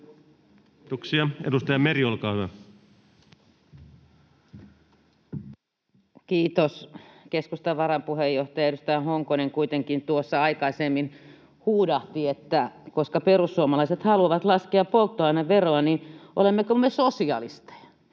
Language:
Finnish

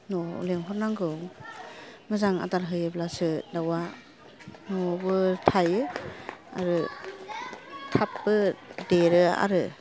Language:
Bodo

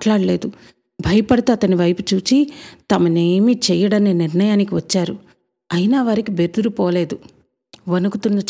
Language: Telugu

